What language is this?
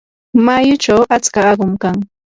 Yanahuanca Pasco Quechua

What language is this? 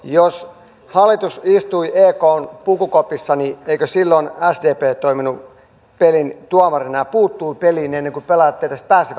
Finnish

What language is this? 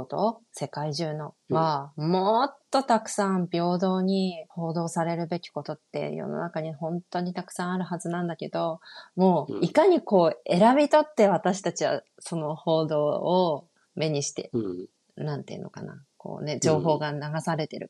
Japanese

